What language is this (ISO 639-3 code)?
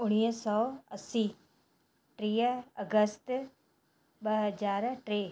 snd